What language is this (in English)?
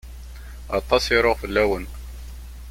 Kabyle